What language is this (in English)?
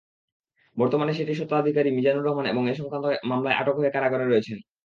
Bangla